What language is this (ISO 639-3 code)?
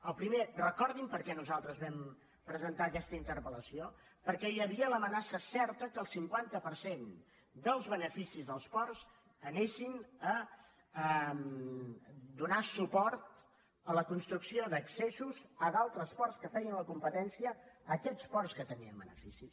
cat